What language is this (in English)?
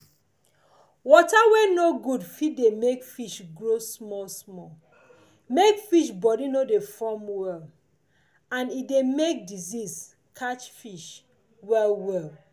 Nigerian Pidgin